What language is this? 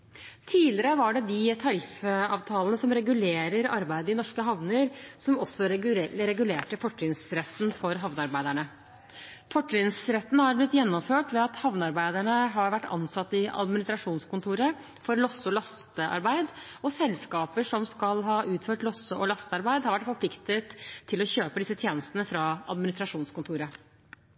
Norwegian Bokmål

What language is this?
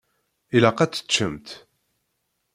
Kabyle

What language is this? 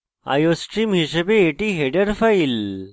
Bangla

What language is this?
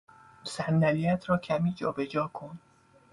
Persian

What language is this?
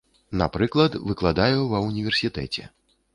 Belarusian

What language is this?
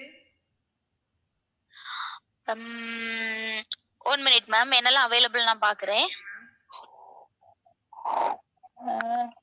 Tamil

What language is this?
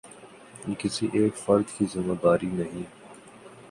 Urdu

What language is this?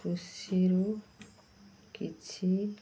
Odia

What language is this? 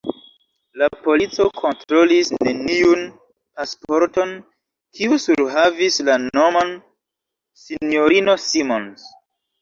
Esperanto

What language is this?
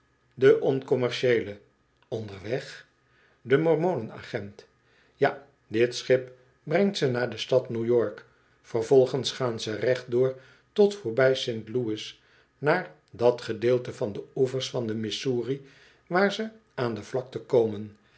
Dutch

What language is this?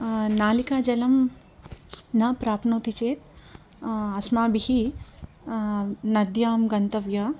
Sanskrit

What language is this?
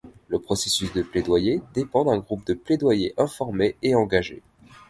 French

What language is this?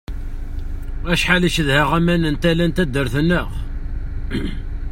Kabyle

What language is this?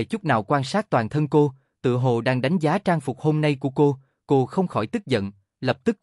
Vietnamese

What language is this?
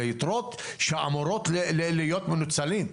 Hebrew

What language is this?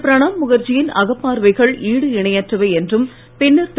Tamil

